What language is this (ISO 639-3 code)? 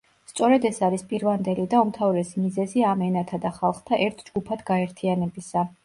kat